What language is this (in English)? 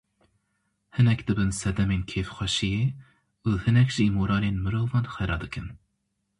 Kurdish